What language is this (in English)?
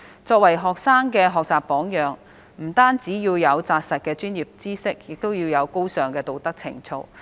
Cantonese